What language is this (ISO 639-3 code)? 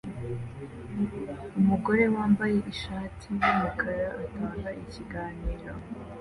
kin